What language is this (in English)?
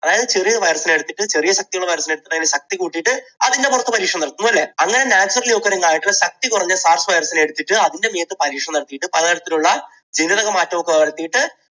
Malayalam